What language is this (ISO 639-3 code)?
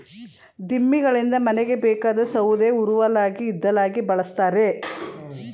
kan